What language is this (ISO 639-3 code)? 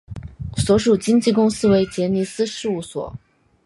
zho